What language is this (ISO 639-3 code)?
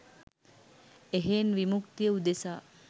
sin